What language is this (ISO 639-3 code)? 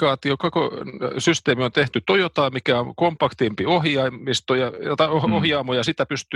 fin